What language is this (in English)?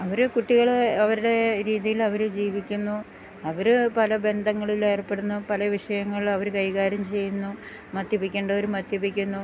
Malayalam